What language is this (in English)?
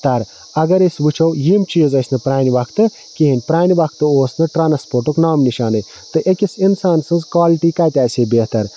Kashmiri